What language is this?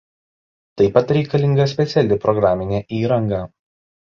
Lithuanian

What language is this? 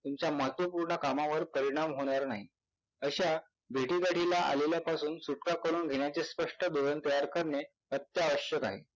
Marathi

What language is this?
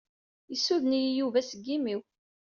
Kabyle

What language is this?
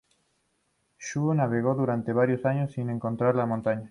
Spanish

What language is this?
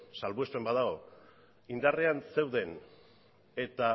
Basque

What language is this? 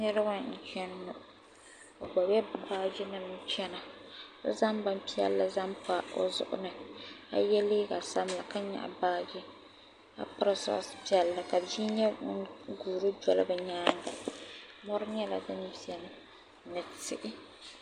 Dagbani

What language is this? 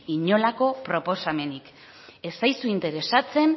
Basque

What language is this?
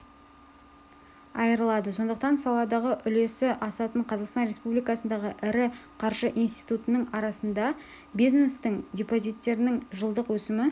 Kazakh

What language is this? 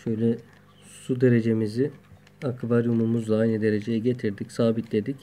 Turkish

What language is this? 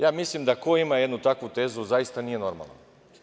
Serbian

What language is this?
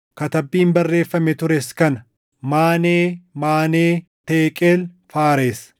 Oromo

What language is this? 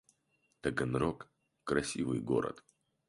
Russian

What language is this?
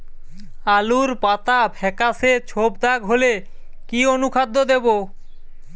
Bangla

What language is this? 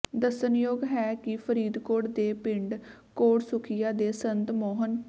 Punjabi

